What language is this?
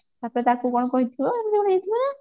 Odia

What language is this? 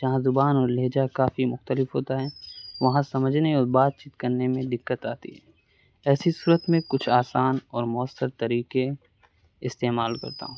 Urdu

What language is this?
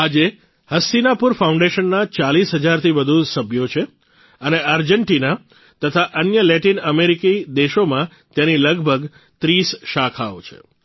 Gujarati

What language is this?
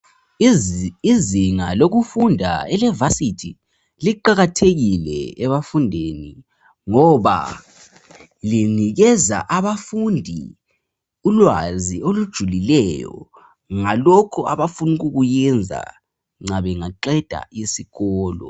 North Ndebele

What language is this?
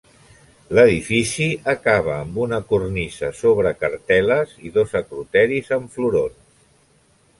Catalan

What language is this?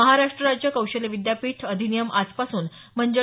Marathi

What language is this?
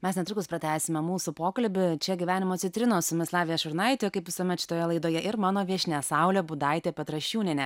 Lithuanian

